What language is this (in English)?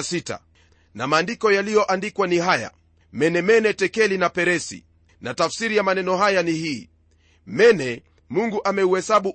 Swahili